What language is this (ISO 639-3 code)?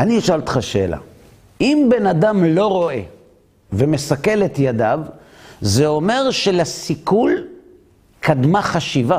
heb